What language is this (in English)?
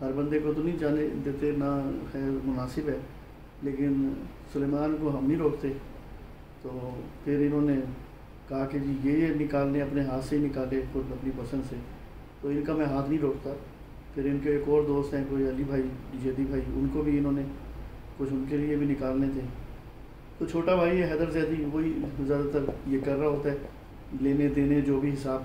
Hindi